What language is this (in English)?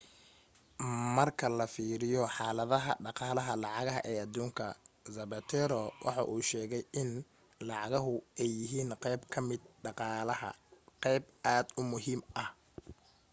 Somali